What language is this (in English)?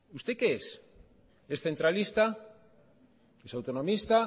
Spanish